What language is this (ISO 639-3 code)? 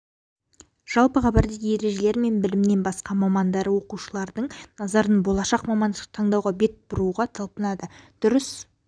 kaz